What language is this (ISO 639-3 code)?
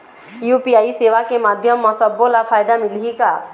hne